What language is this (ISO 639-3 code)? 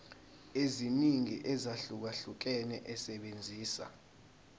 zul